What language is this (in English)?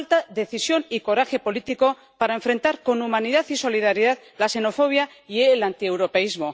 Spanish